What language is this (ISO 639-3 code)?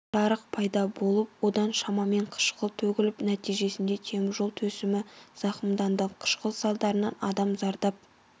kaz